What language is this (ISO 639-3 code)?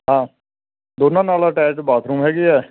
pan